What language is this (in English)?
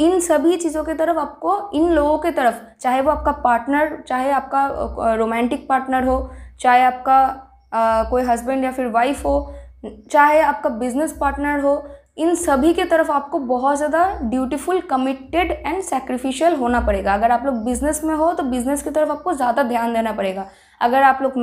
Hindi